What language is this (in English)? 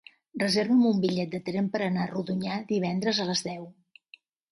Catalan